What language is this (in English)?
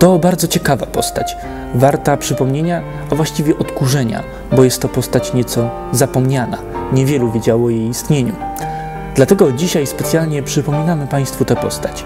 Polish